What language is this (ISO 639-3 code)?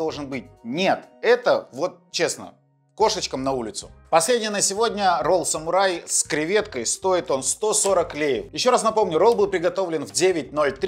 rus